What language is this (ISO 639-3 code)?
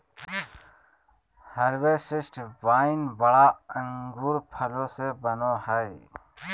mag